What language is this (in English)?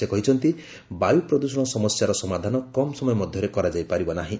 Odia